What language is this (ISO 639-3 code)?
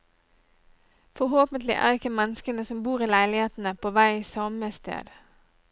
nor